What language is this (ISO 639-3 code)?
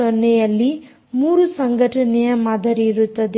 kan